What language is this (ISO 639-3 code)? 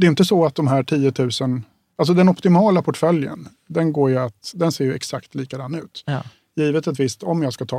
swe